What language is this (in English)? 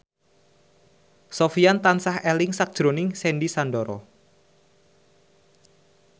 Javanese